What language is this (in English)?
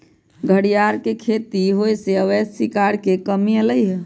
Magahi